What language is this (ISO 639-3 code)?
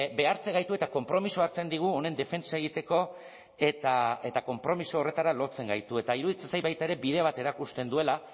eus